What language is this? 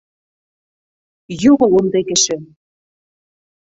Bashkir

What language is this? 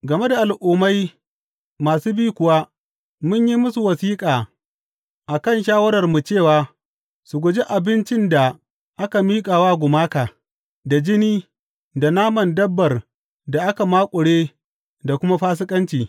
Hausa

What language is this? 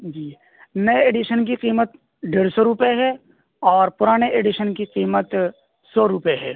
Urdu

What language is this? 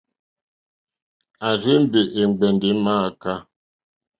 Mokpwe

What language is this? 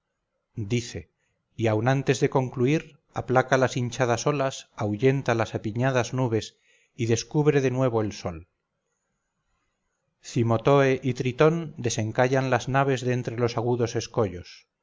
Spanish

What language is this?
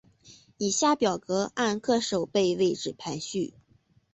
Chinese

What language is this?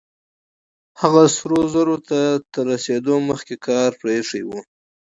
Pashto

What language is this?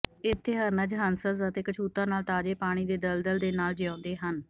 Punjabi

